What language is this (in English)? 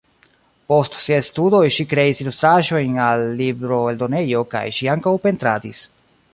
Esperanto